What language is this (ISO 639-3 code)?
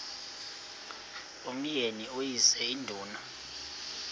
xho